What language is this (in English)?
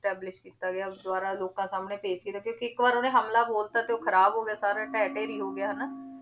Punjabi